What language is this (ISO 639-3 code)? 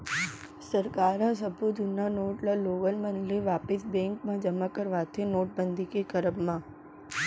hne